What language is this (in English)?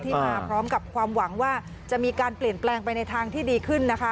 Thai